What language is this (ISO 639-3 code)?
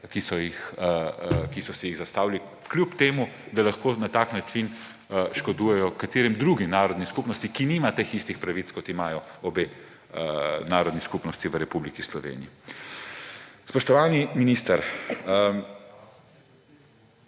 slv